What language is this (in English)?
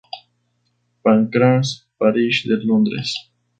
Spanish